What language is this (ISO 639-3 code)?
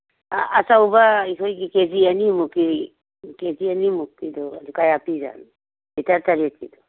mni